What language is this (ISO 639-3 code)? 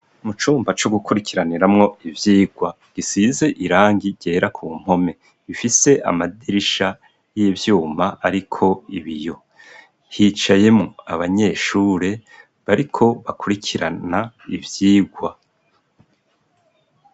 run